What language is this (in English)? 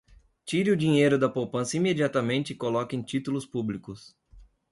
Portuguese